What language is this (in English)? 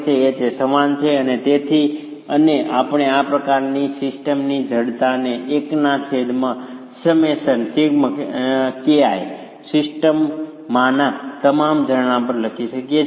Gujarati